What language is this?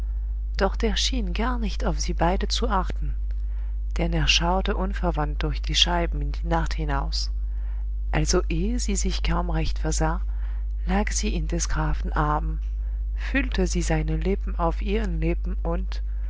German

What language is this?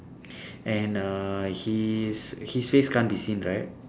English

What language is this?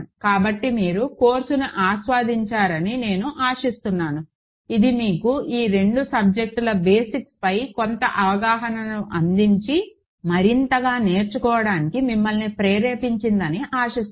Telugu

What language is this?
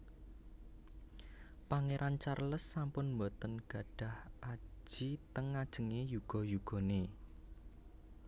Javanese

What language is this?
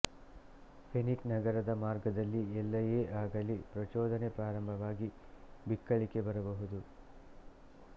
Kannada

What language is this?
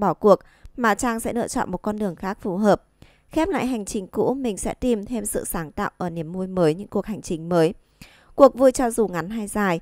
Vietnamese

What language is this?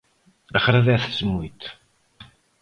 Galician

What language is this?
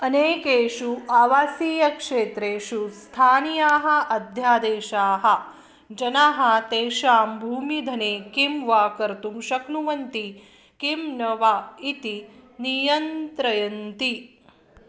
Sanskrit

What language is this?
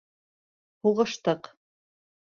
Bashkir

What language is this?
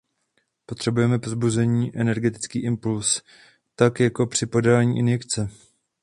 Czech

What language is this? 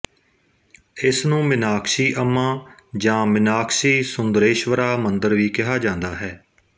Punjabi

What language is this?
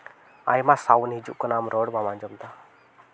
Santali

